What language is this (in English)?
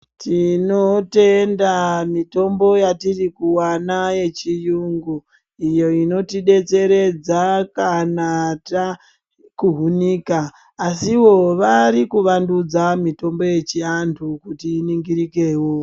Ndau